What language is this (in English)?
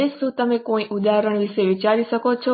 Gujarati